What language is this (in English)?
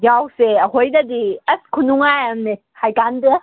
Manipuri